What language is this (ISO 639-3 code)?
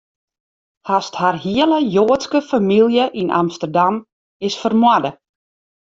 fry